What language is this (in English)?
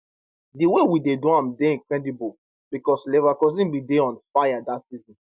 Nigerian Pidgin